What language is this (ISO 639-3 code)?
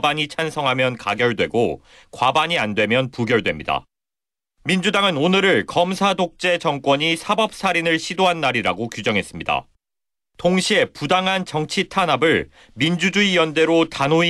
kor